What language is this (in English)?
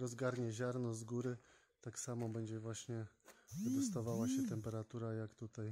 Polish